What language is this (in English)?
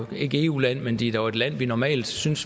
Danish